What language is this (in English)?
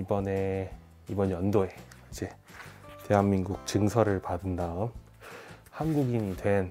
Korean